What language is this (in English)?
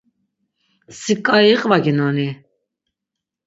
Laz